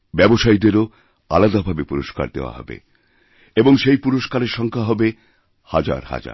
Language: Bangla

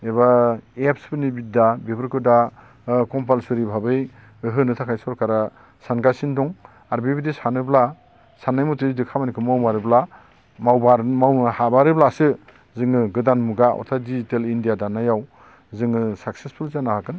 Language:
Bodo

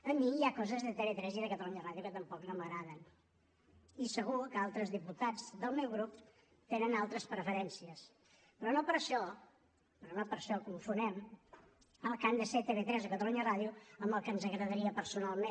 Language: Catalan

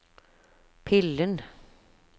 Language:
Norwegian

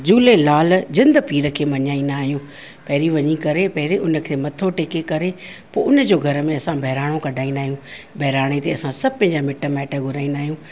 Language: Sindhi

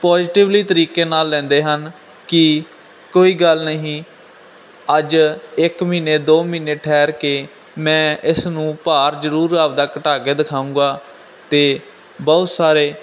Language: Punjabi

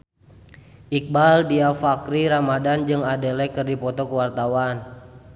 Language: Sundanese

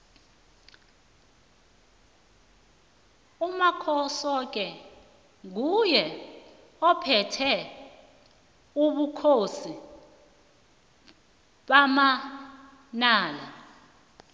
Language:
South Ndebele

